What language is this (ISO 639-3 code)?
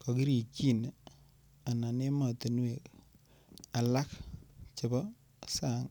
kln